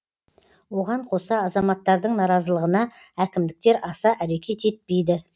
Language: Kazakh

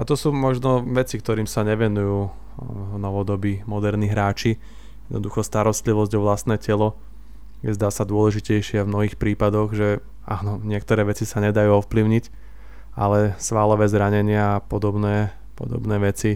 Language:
Slovak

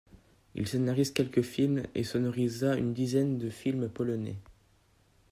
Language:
French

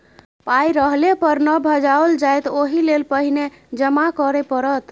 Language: Maithili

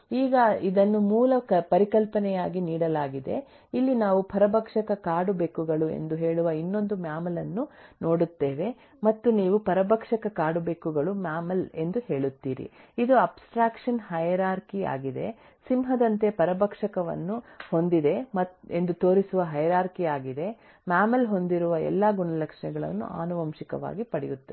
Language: Kannada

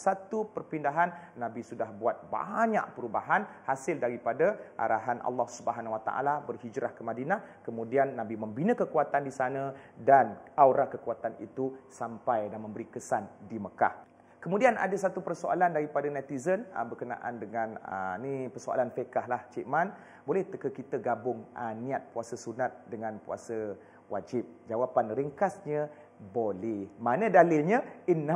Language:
Malay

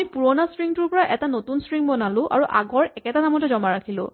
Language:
Assamese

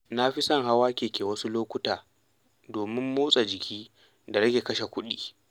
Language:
Hausa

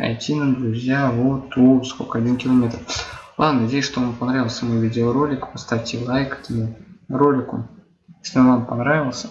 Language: Russian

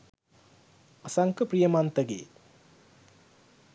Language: Sinhala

